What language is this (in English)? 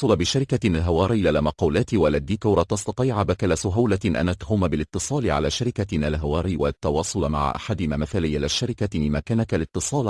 Arabic